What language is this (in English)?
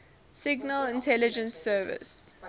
English